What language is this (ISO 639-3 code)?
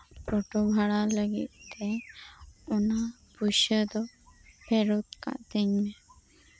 sat